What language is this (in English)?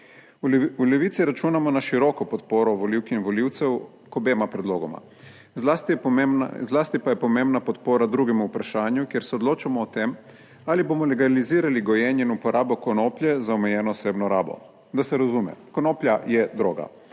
Slovenian